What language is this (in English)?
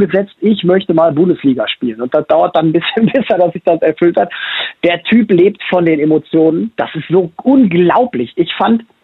German